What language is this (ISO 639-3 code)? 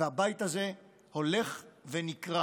heb